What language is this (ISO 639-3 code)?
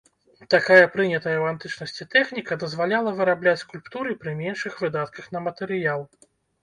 bel